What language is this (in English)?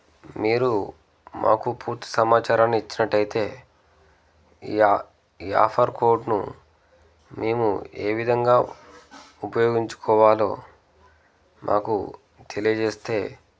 Telugu